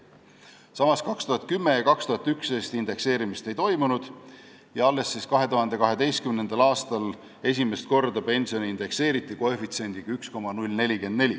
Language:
Estonian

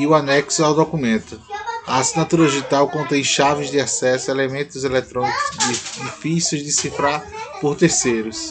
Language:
Portuguese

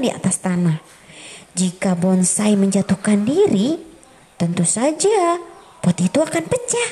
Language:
Indonesian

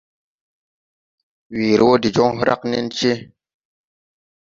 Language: Tupuri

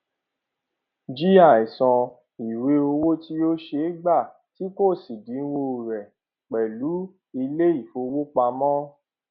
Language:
Yoruba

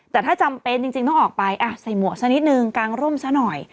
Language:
Thai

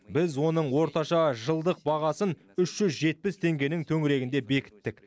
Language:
Kazakh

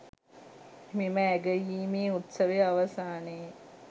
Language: Sinhala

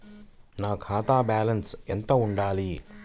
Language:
Telugu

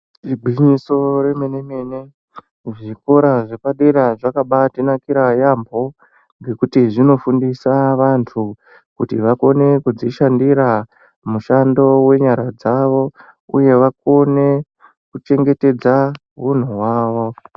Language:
Ndau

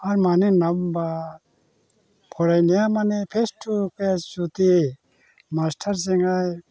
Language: Bodo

